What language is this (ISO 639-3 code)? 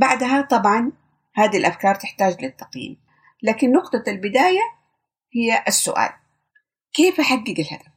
ara